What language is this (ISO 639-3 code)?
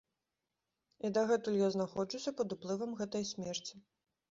bel